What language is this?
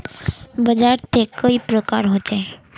Magahi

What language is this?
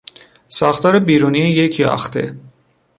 Persian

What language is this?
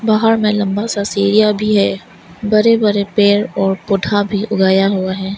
Hindi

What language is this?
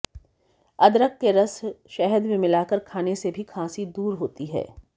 Hindi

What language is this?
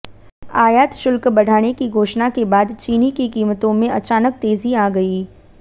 Hindi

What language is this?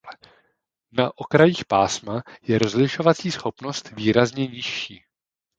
Czech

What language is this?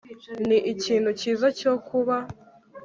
Kinyarwanda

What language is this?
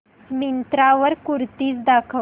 Marathi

